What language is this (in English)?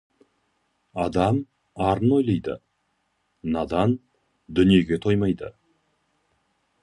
Kazakh